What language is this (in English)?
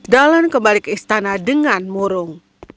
Indonesian